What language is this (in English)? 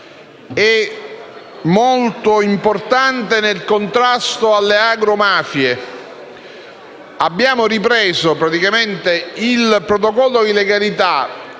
Italian